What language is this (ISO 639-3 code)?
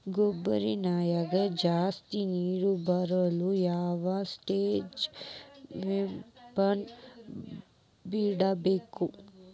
kan